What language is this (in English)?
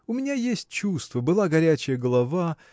Russian